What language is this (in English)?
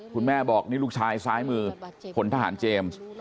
Thai